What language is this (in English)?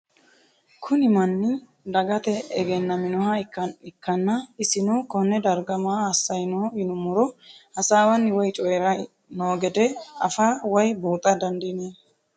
Sidamo